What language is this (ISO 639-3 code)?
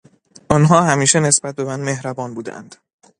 fas